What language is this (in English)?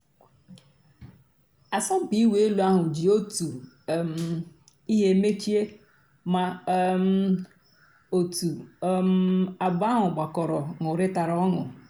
Igbo